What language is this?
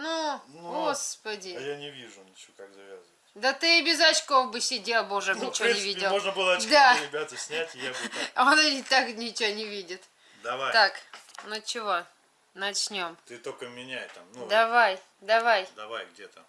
Russian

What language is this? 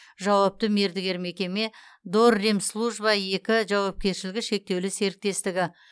Kazakh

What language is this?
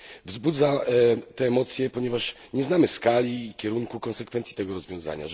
Polish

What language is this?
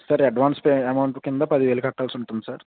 Telugu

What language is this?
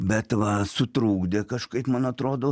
Lithuanian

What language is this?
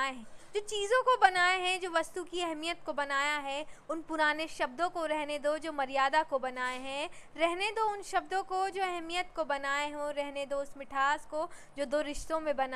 Hindi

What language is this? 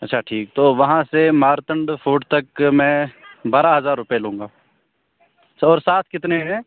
Urdu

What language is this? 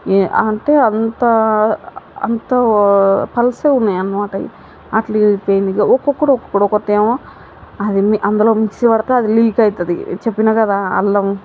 Telugu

